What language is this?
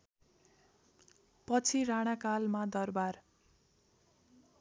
Nepali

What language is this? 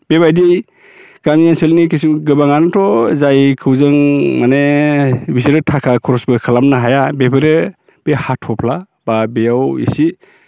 Bodo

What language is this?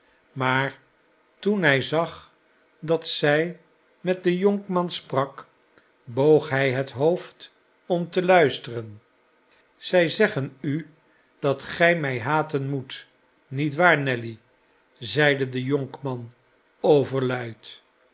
Dutch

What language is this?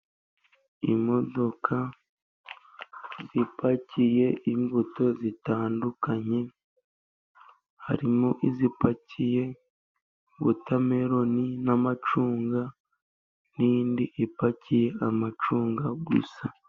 Kinyarwanda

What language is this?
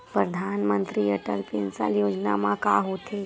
Chhattisgarhi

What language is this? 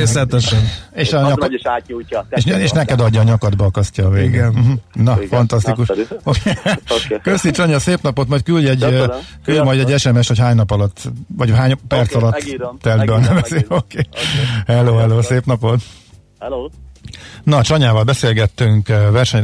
Hungarian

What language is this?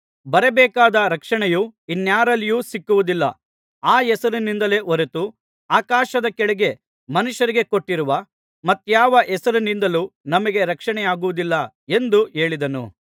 Kannada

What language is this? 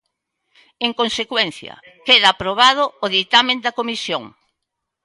Galician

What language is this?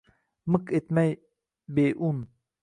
Uzbek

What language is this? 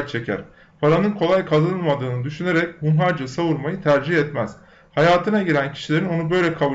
Turkish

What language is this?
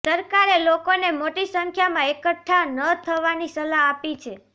Gujarati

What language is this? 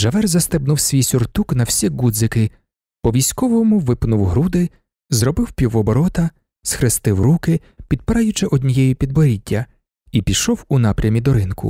Ukrainian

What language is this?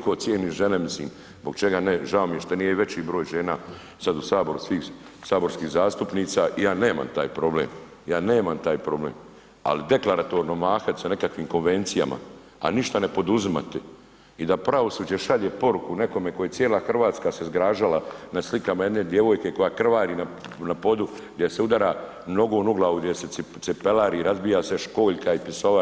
Croatian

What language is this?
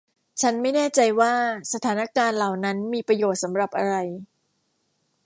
Thai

